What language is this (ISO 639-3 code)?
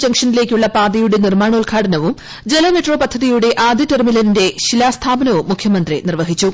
mal